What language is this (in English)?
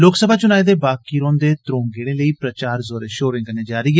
Dogri